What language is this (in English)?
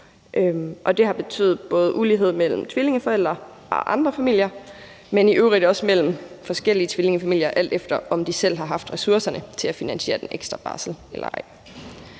Danish